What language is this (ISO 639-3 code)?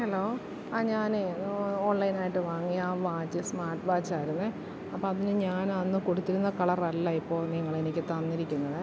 mal